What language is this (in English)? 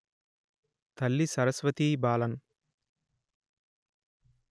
Telugu